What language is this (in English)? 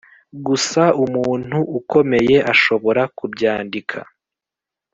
Kinyarwanda